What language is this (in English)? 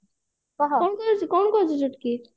Odia